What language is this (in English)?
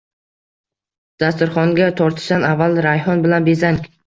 Uzbek